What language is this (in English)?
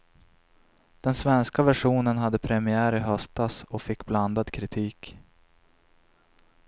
Swedish